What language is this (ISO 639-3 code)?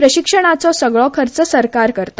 kok